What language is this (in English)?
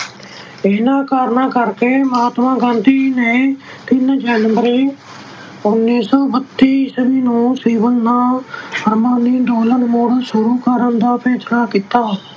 Punjabi